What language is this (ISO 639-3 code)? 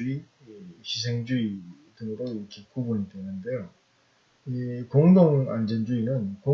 kor